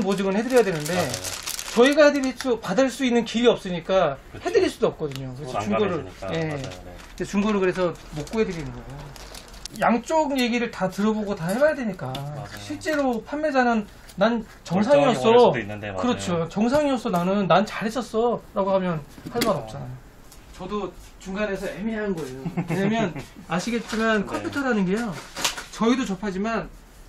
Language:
Korean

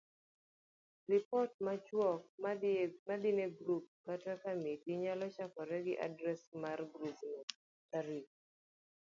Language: Luo (Kenya and Tanzania)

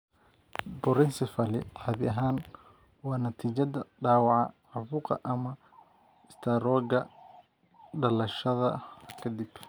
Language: Somali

